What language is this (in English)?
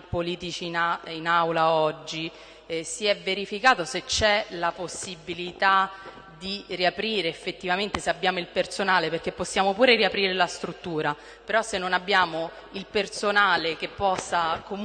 Italian